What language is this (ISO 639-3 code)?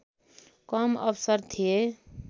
nep